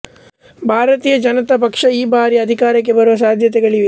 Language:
Kannada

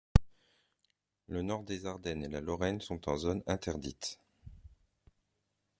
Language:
French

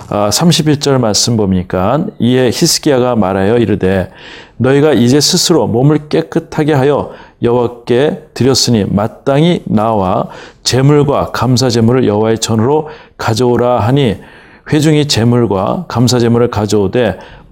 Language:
Korean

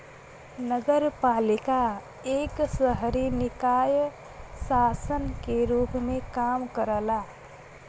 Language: Bhojpuri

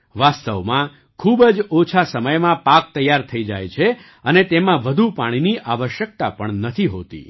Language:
Gujarati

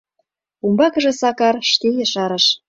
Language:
Mari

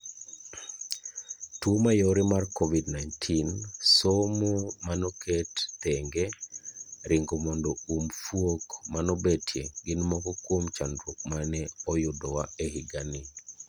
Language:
Luo (Kenya and Tanzania)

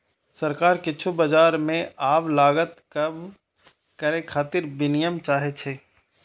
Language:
Maithili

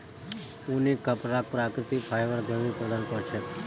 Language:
Magahi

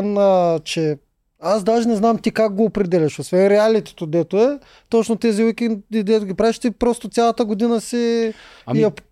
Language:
Bulgarian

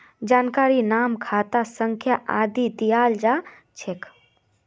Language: Magahi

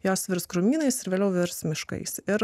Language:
Lithuanian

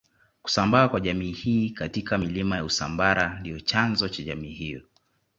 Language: Swahili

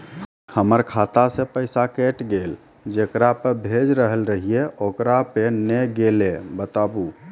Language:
Maithili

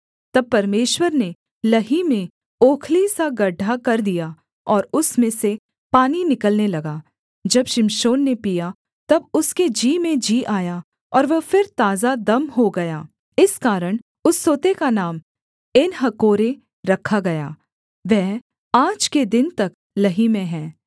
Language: Hindi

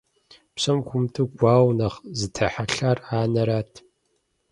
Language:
Kabardian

